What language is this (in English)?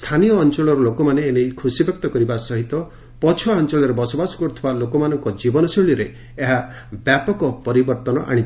Odia